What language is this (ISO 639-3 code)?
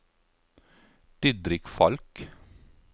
nor